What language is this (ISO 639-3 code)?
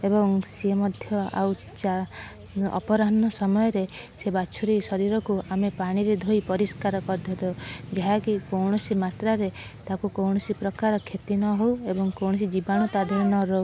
ori